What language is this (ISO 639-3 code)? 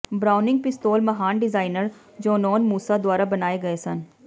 pan